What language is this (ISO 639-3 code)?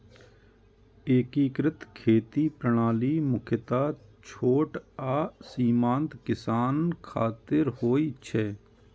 mai